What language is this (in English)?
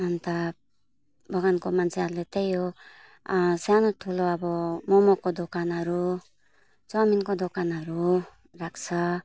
Nepali